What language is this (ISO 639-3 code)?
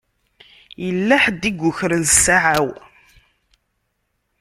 kab